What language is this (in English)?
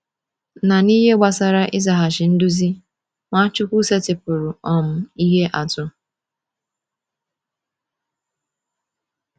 Igbo